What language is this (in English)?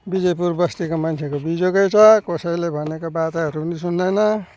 Nepali